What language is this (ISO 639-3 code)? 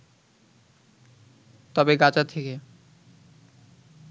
ben